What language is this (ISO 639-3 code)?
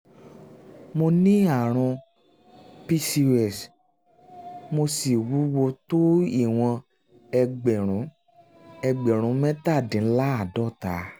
yor